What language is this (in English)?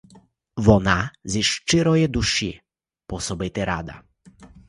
Ukrainian